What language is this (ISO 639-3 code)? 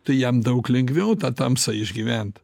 lit